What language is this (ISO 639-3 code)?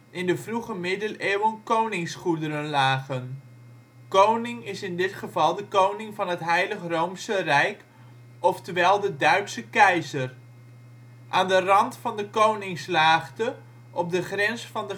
nld